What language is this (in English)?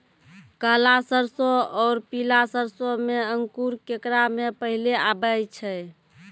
Maithili